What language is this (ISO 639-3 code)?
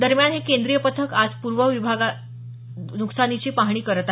mar